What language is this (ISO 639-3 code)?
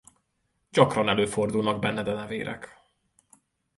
hun